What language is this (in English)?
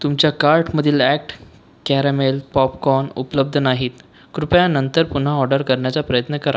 Marathi